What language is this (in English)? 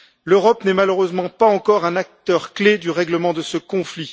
French